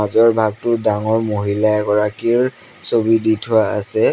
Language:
Assamese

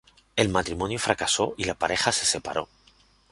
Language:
Spanish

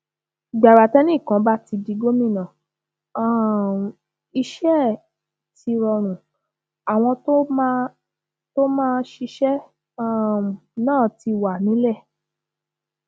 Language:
Yoruba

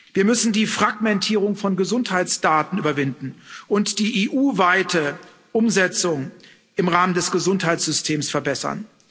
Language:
German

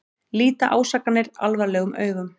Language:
Icelandic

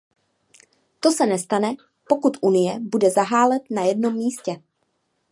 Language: Czech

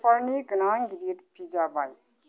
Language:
Bodo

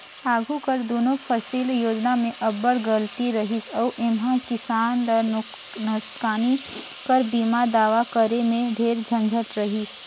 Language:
Chhattisgarhi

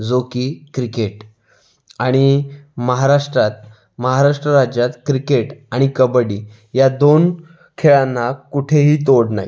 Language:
Marathi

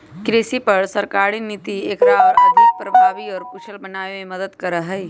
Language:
Magahi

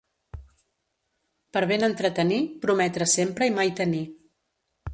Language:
Catalan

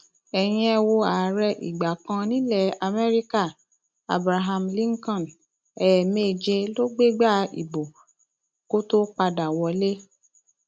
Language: Yoruba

